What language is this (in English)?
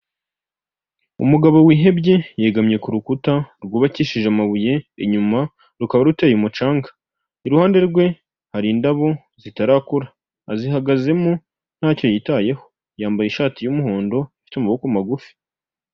Kinyarwanda